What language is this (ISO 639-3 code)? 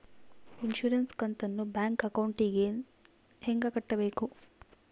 kan